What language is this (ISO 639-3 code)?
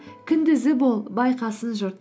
kaz